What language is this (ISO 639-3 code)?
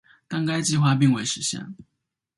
zho